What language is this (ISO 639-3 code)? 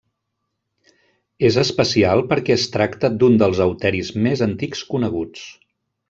cat